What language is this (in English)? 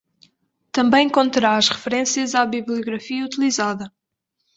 Portuguese